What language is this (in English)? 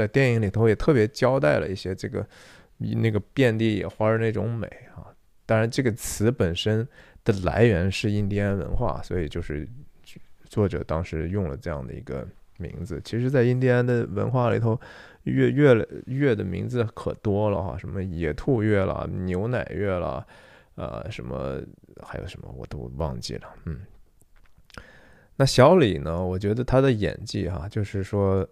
Chinese